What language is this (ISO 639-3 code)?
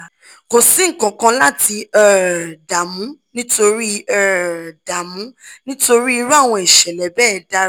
yor